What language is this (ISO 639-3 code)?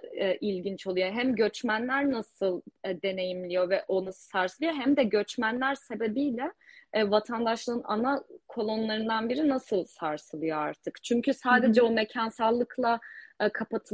tur